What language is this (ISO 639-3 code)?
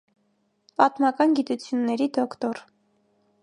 hye